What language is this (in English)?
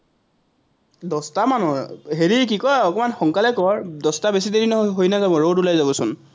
Assamese